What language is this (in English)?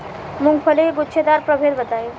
Bhojpuri